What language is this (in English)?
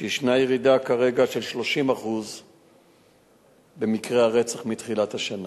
Hebrew